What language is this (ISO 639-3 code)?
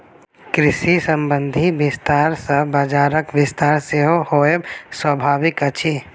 mai